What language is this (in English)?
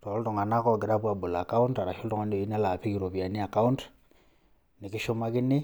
Masai